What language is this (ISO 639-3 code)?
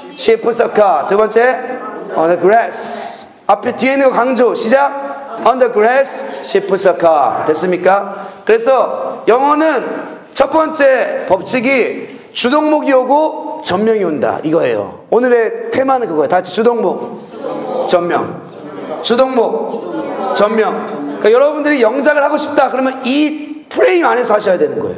kor